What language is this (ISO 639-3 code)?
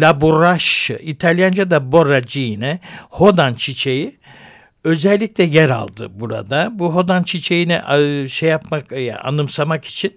tur